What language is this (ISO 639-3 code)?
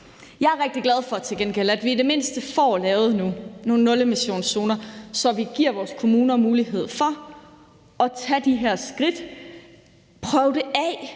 dan